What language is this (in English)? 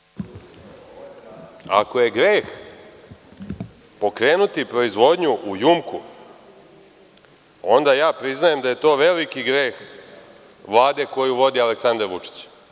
Serbian